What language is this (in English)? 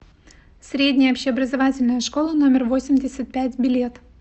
Russian